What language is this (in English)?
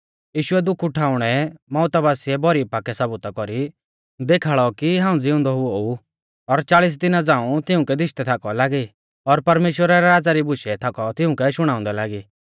Mahasu Pahari